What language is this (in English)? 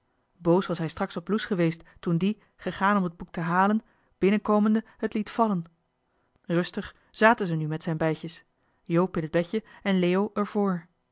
Dutch